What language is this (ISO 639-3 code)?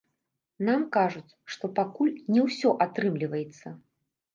bel